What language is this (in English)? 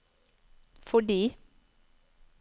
Norwegian